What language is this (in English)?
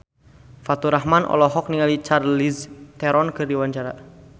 Sundanese